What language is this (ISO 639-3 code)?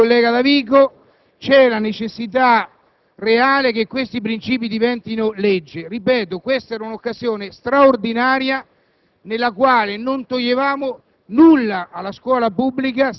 ita